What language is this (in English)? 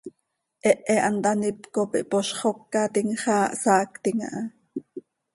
Seri